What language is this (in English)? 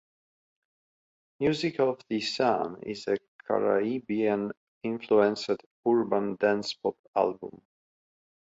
English